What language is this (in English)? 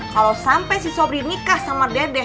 Indonesian